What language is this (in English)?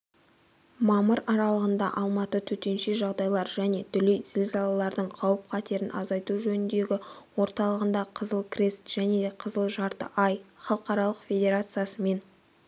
Kazakh